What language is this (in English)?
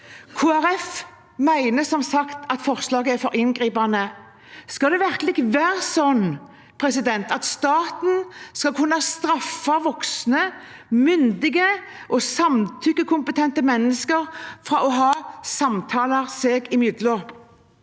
Norwegian